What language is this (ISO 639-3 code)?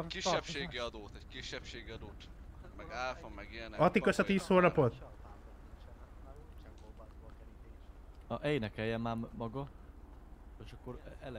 hun